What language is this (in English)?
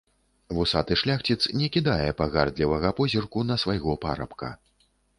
Belarusian